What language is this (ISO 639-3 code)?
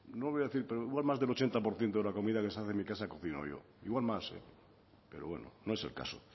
spa